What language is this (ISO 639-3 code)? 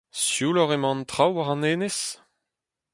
bre